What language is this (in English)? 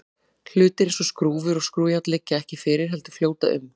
Icelandic